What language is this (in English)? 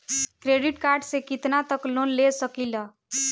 Bhojpuri